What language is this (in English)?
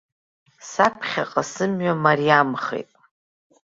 Abkhazian